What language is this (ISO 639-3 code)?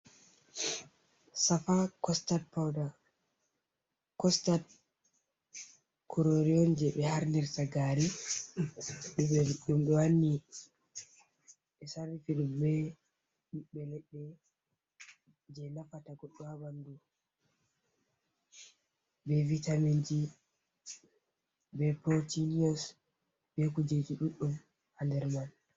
ful